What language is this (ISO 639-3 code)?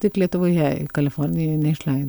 lit